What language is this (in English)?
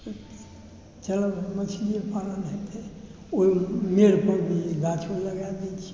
Maithili